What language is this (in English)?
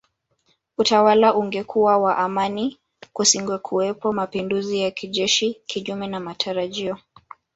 Swahili